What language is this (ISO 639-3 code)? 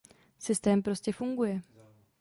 ces